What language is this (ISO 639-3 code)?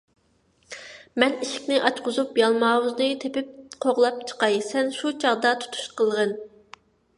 uig